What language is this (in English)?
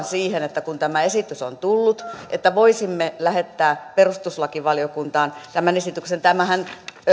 Finnish